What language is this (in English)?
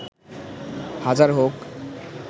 Bangla